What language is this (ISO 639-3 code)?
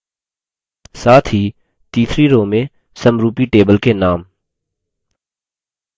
hin